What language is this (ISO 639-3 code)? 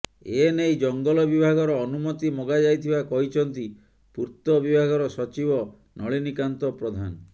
ori